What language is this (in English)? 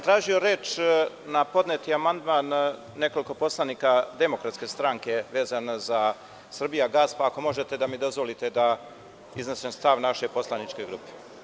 Serbian